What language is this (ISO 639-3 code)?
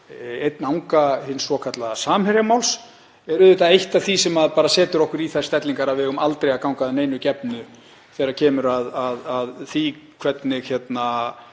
isl